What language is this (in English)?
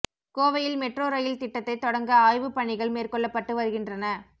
Tamil